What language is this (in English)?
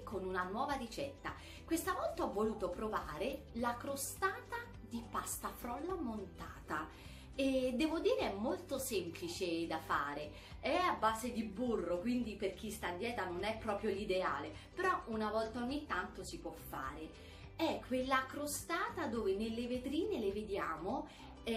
Italian